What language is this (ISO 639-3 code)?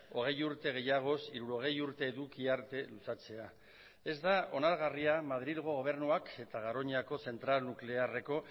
eus